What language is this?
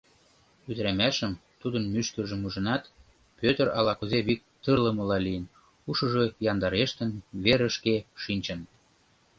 Mari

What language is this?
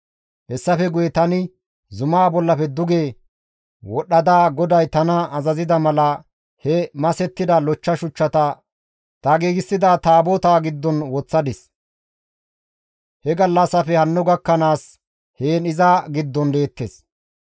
Gamo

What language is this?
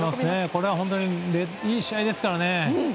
Japanese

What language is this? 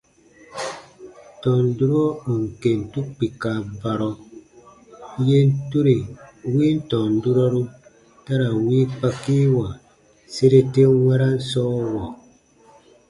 Baatonum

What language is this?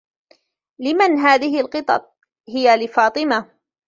Arabic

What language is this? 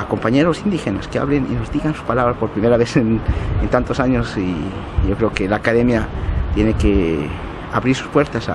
Spanish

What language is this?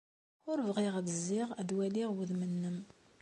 Kabyle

